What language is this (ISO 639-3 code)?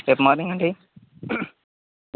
tel